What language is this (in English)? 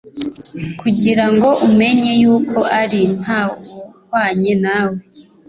Kinyarwanda